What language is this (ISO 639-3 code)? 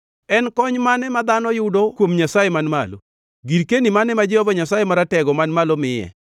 luo